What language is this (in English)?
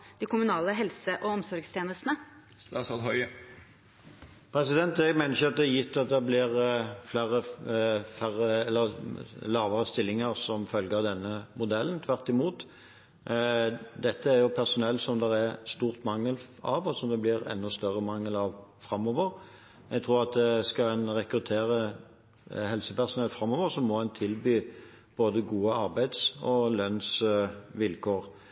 Norwegian Bokmål